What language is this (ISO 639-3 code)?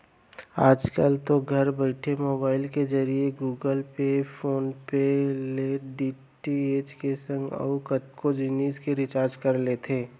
hne